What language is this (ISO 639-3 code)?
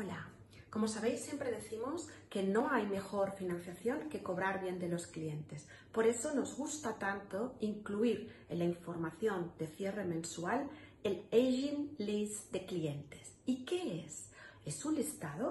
spa